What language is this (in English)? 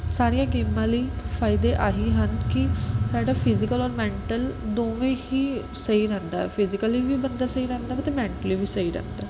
Punjabi